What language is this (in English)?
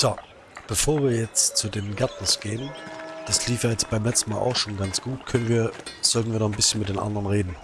German